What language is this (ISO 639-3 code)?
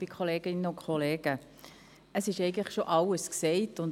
gsw